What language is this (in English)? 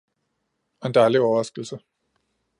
Danish